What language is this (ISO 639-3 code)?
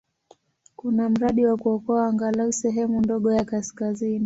swa